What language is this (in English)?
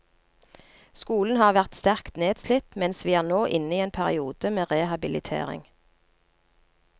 Norwegian